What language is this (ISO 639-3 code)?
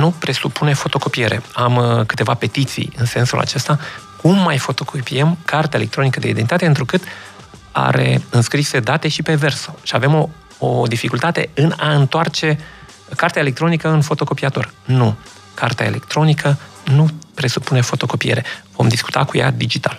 ron